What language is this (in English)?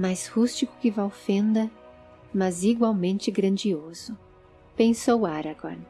Portuguese